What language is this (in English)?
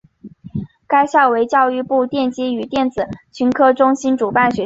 Chinese